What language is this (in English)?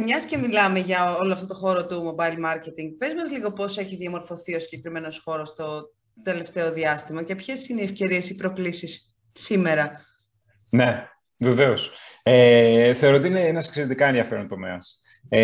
Greek